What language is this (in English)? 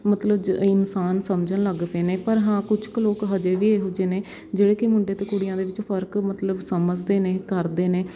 Punjabi